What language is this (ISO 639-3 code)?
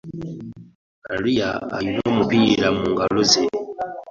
lug